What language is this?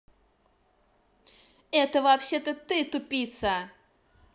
Russian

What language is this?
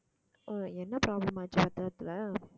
Tamil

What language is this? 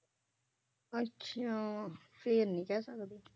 Punjabi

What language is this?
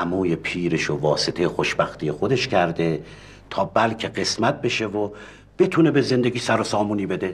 Persian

